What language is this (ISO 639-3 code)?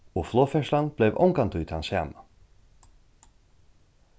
fao